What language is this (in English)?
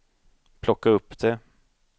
Swedish